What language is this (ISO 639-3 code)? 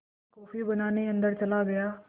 hin